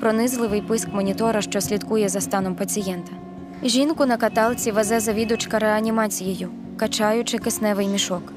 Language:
Ukrainian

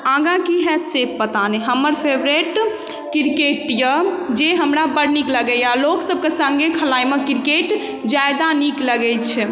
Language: Maithili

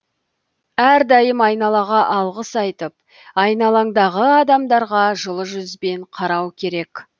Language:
Kazakh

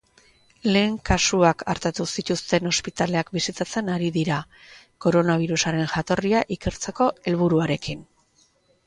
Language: Basque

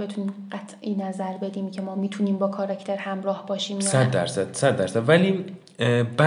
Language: Persian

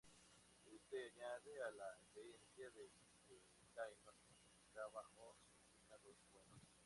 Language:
Spanish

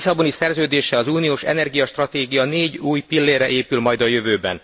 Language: Hungarian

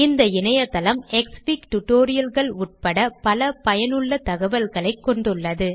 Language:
Tamil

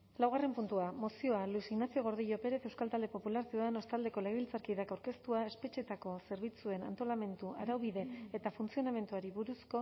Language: Basque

